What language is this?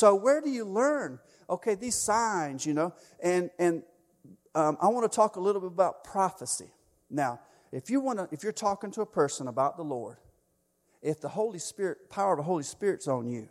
English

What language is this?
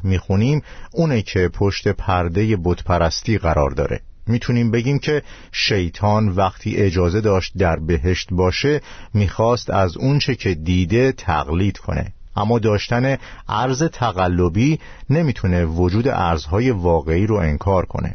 Persian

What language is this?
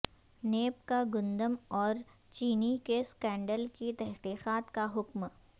Urdu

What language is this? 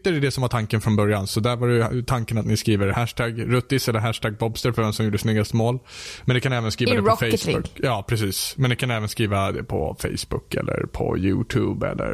Swedish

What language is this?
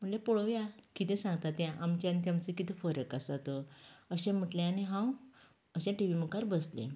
Konkani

